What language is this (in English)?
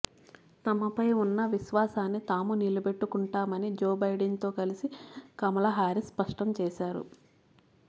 Telugu